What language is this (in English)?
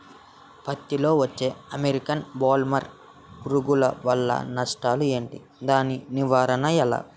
Telugu